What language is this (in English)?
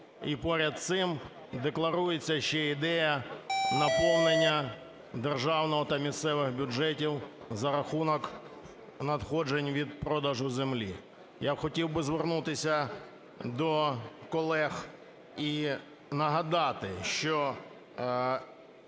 Ukrainian